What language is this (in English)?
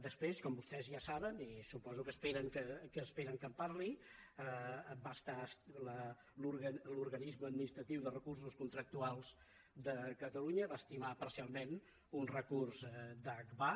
Catalan